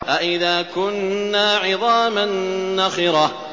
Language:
Arabic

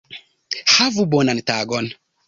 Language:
Esperanto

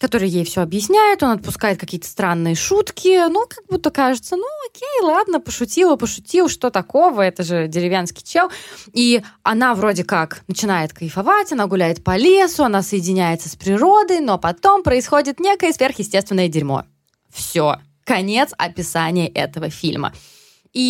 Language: Russian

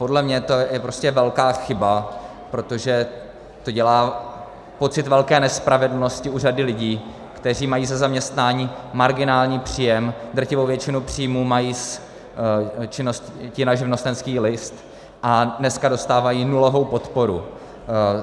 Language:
Czech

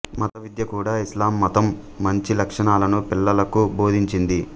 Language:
Telugu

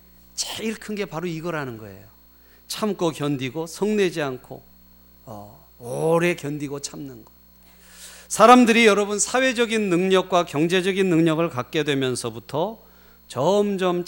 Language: Korean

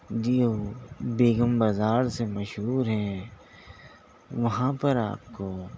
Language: Urdu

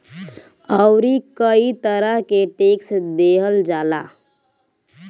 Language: Bhojpuri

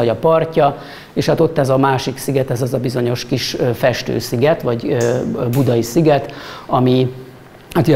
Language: Hungarian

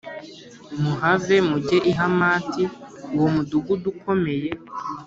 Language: Kinyarwanda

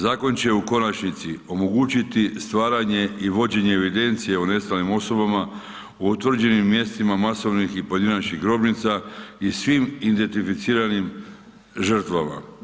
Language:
Croatian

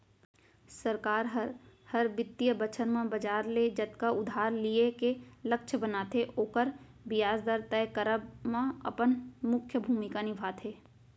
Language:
Chhattisgarhi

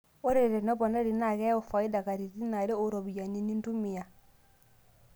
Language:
Masai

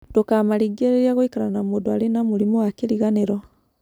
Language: Kikuyu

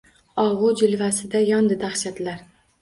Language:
Uzbek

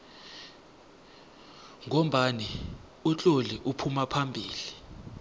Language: South Ndebele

